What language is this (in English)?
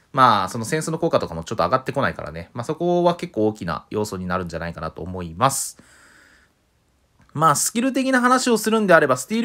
Japanese